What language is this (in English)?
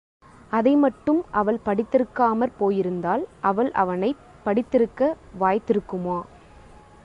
Tamil